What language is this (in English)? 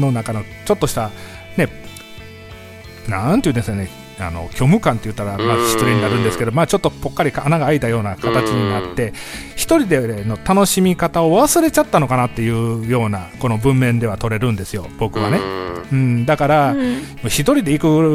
Japanese